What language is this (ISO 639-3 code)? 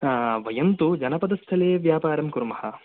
san